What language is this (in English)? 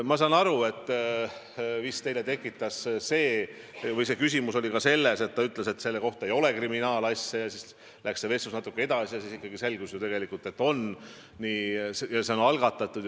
Estonian